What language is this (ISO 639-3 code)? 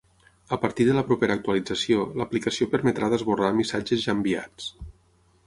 cat